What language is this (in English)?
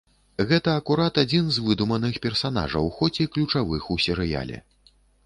Belarusian